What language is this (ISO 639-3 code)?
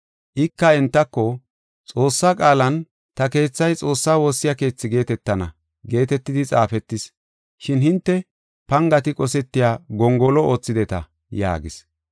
gof